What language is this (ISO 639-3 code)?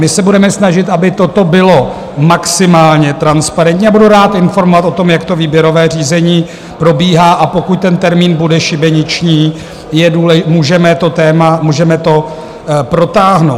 ces